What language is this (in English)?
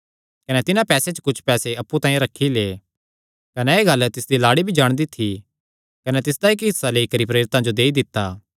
Kangri